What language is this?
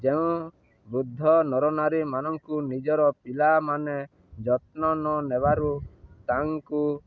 Odia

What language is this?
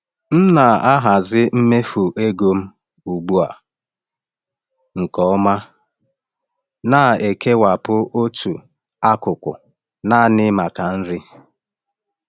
Igbo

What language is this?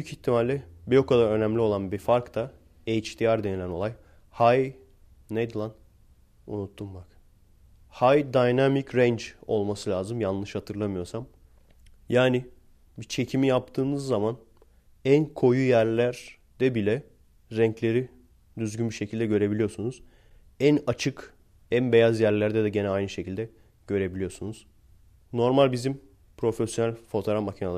Turkish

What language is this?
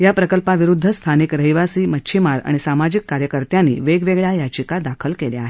Marathi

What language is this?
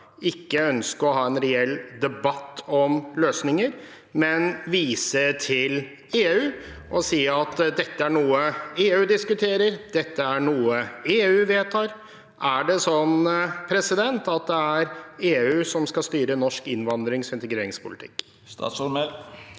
Norwegian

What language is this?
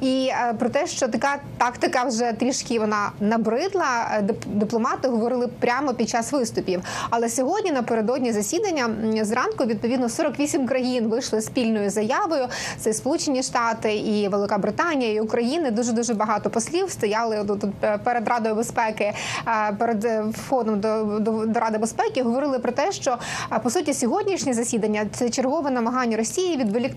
Ukrainian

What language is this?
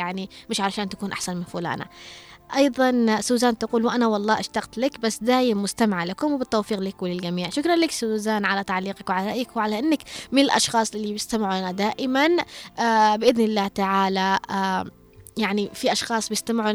Arabic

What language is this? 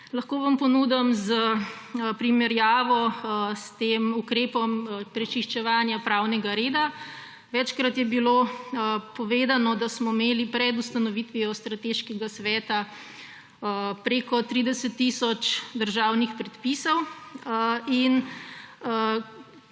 Slovenian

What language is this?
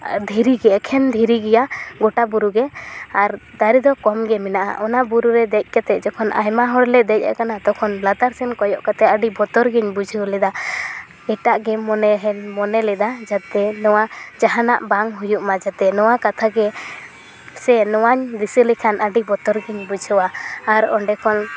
Santali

